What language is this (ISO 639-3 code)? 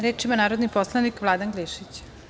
srp